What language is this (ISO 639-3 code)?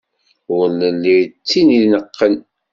kab